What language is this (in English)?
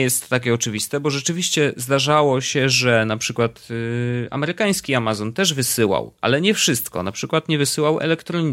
Polish